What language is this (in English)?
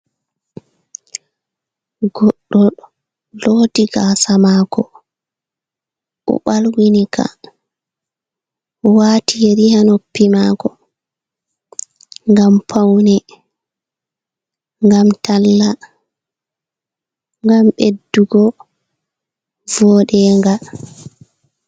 Fula